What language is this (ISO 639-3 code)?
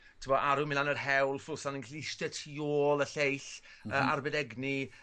cym